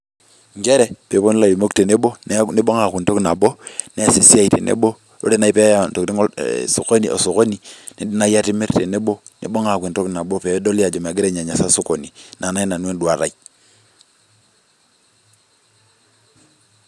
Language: Masai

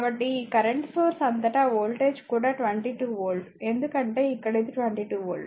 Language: Telugu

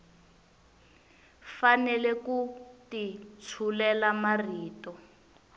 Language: Tsonga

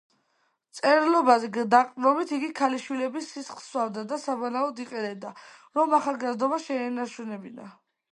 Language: Georgian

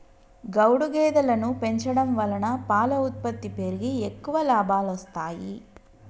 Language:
Telugu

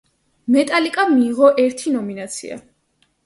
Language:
Georgian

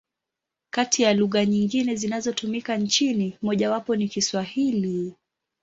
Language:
Swahili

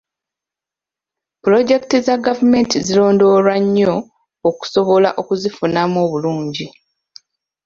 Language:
Ganda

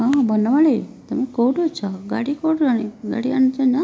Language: Odia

